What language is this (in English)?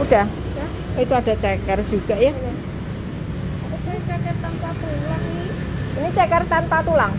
Indonesian